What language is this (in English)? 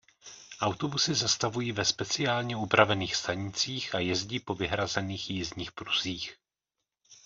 Czech